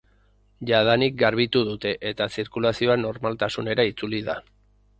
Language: Basque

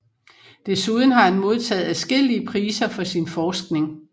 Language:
Danish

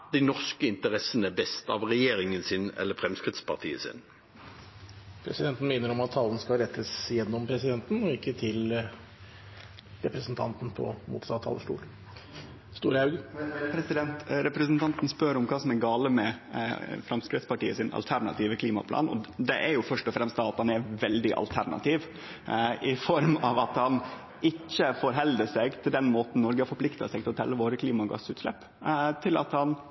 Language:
Norwegian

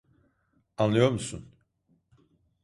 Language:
Turkish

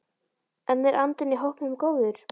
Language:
Icelandic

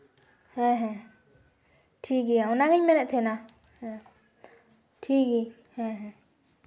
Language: Santali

